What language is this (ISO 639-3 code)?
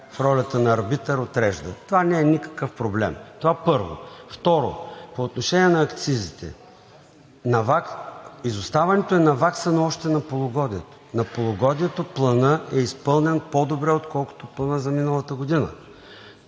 bul